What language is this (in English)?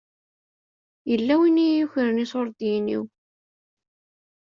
Kabyle